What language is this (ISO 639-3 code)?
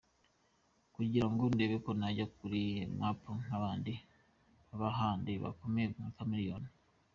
kin